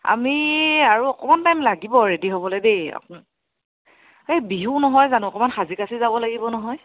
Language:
Assamese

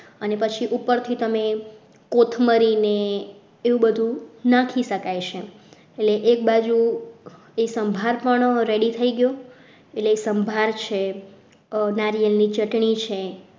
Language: Gujarati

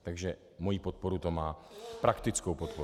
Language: Czech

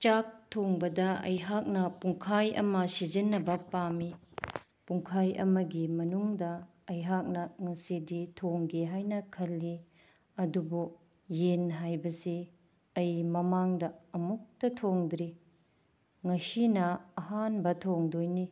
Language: Manipuri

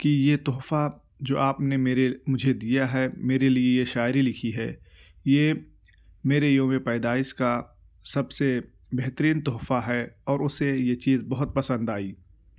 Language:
Urdu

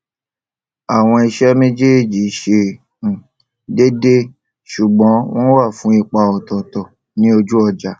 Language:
Yoruba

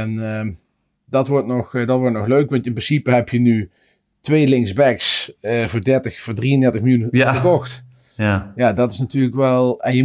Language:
Dutch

